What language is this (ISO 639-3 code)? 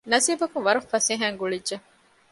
div